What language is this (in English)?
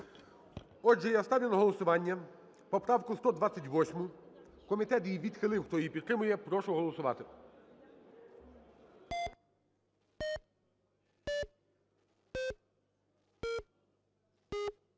Ukrainian